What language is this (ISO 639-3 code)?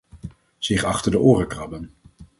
nld